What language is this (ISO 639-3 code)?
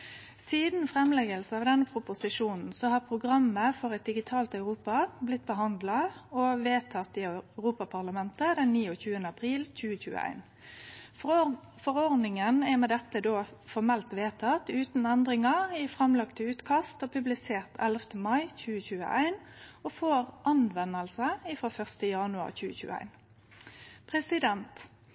nno